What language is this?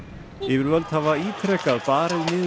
Icelandic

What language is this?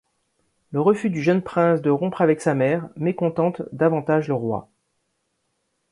French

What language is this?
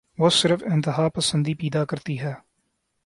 Urdu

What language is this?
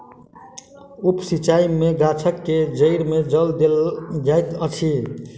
Maithili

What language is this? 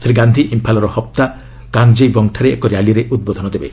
Odia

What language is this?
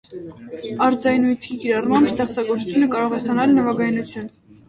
Armenian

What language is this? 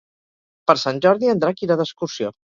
Catalan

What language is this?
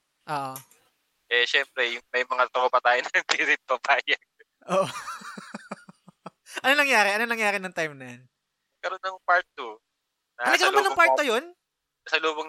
Filipino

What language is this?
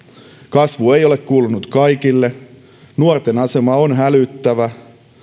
Finnish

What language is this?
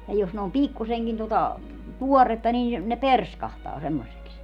Finnish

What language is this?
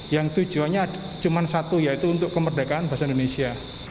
Indonesian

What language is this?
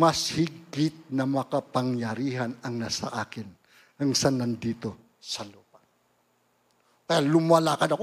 Filipino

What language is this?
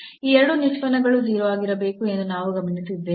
Kannada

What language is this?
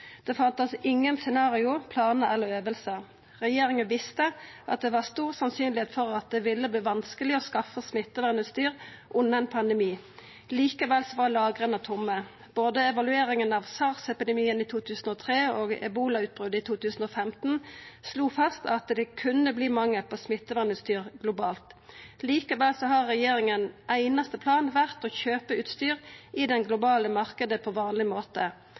Norwegian Nynorsk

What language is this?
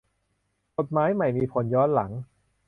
Thai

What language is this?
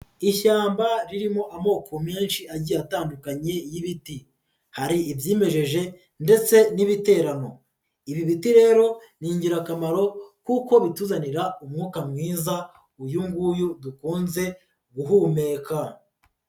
Kinyarwanda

